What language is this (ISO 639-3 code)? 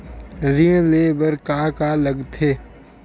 hne